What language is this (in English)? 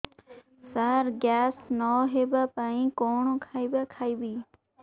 Odia